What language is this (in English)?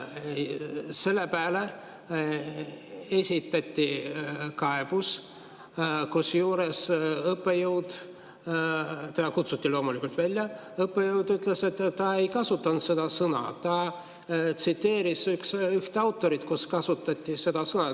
Estonian